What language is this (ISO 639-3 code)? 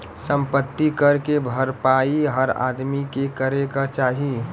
bho